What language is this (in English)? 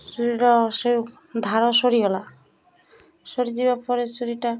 Odia